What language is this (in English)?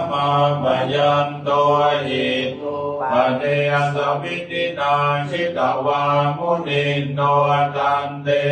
Thai